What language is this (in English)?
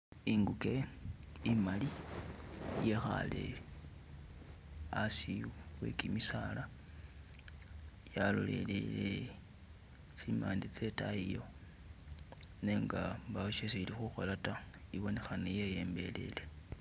Masaaba